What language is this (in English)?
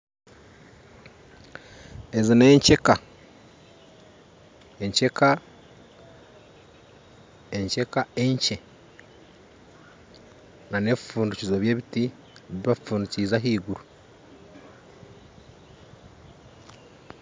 Nyankole